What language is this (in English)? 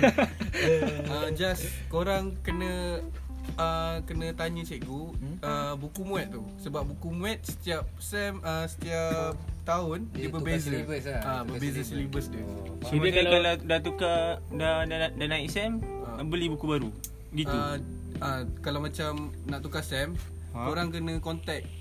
Malay